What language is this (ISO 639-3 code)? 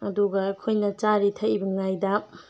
mni